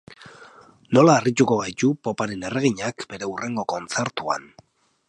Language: Basque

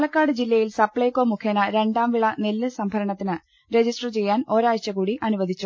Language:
Malayalam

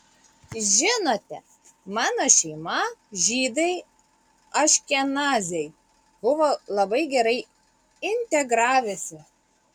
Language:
Lithuanian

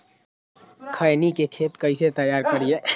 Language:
Magahi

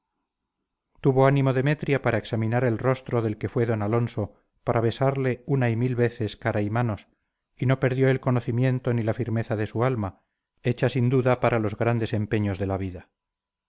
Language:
Spanish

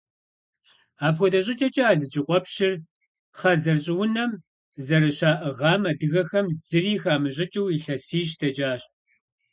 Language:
Kabardian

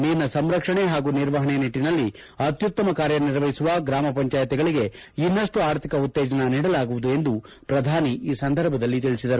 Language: Kannada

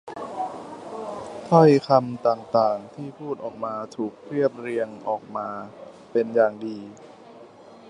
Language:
Thai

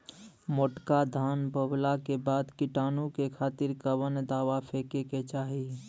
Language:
Bhojpuri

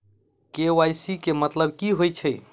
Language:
Maithili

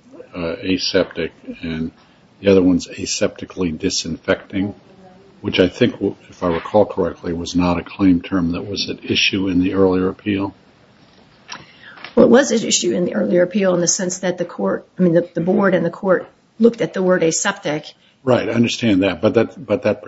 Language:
English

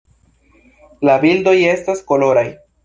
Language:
Esperanto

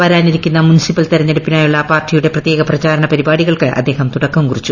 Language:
Malayalam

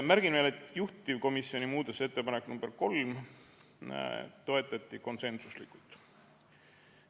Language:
Estonian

